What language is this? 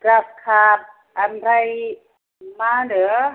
Bodo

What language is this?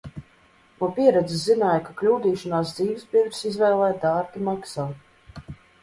Latvian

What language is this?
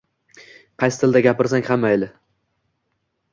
Uzbek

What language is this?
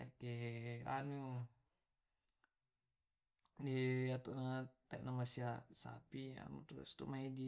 Tae'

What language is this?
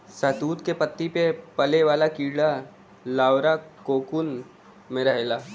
Bhojpuri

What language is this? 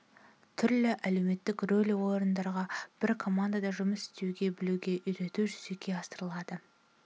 Kazakh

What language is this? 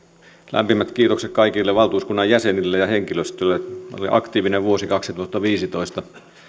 Finnish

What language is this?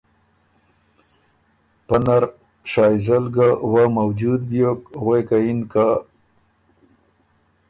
Ormuri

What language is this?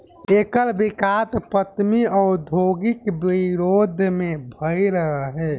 Bhojpuri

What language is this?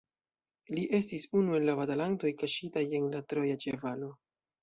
Esperanto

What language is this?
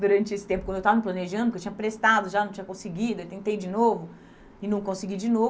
Portuguese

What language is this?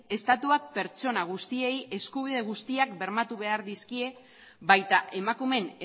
Basque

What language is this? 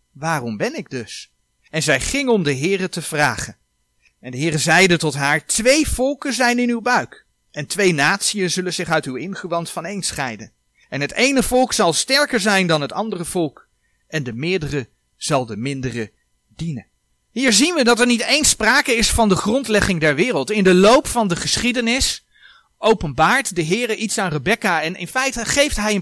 Dutch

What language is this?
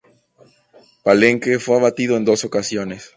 Spanish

